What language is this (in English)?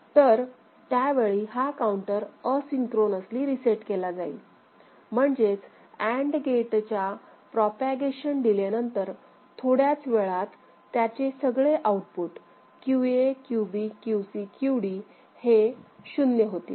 Marathi